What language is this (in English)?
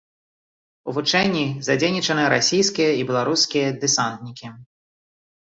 Belarusian